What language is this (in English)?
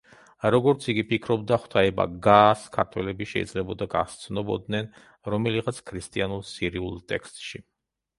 Georgian